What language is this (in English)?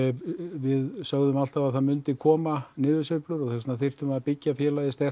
Icelandic